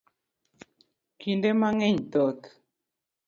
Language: Luo (Kenya and Tanzania)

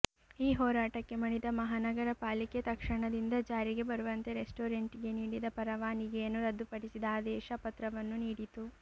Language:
Kannada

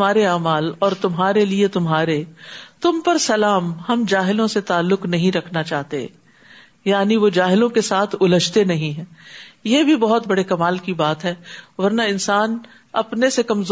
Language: Urdu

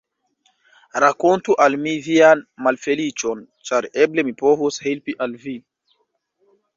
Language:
Esperanto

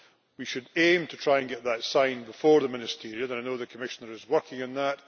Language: English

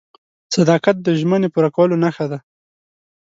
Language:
Pashto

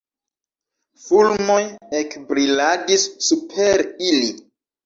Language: Esperanto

